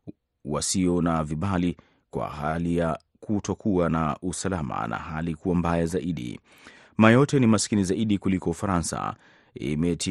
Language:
Swahili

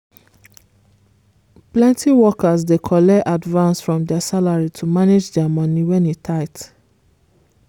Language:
Nigerian Pidgin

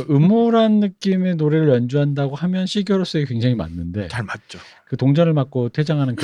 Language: Korean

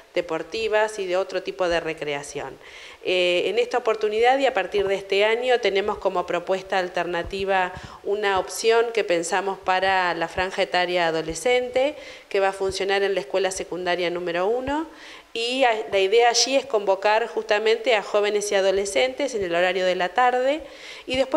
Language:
Spanish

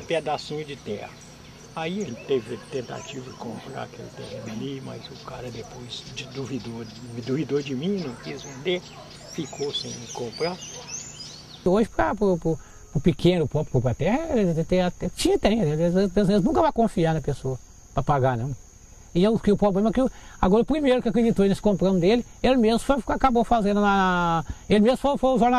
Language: Portuguese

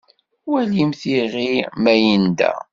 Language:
Kabyle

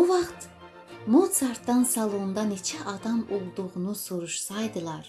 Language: Turkish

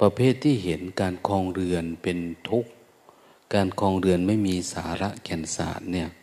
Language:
Thai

